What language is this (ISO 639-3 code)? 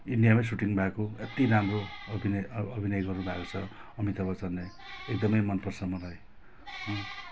nep